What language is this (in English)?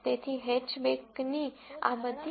Gujarati